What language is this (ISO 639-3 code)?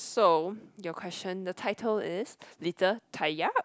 eng